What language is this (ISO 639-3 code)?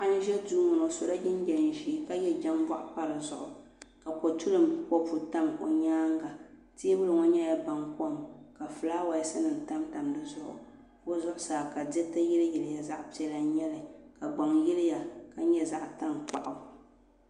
dag